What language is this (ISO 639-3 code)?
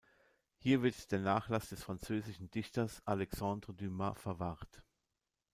deu